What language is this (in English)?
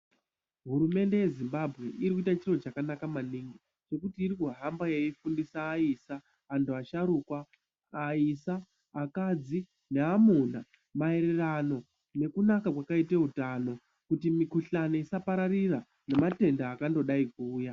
Ndau